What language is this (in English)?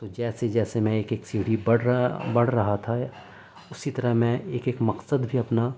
Urdu